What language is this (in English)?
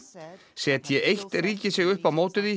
Icelandic